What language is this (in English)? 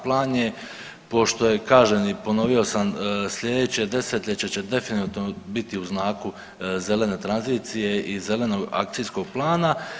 Croatian